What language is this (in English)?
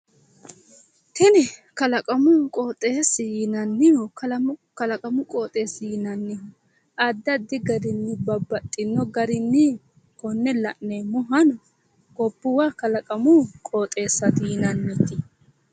Sidamo